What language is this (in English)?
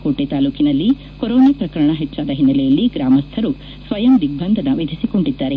Kannada